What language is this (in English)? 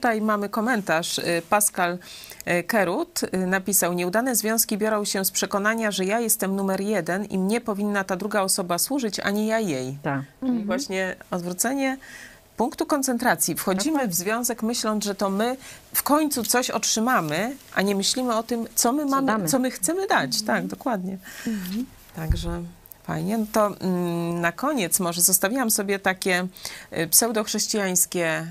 Polish